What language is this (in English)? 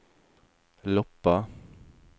Norwegian